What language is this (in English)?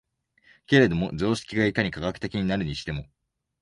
Japanese